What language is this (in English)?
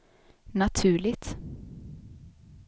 Swedish